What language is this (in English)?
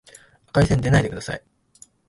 Japanese